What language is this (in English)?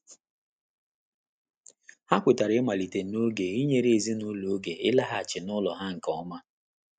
Igbo